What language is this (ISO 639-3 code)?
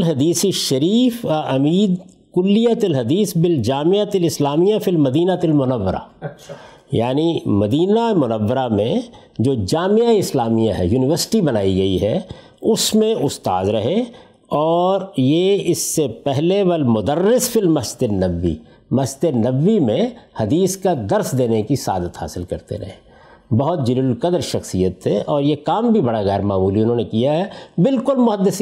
urd